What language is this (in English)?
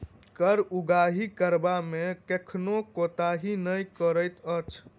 Maithili